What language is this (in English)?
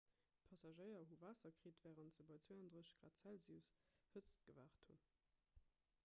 Luxembourgish